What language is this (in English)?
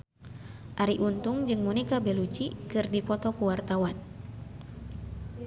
Sundanese